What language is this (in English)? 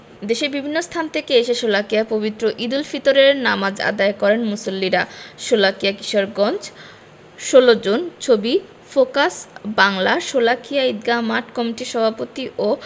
Bangla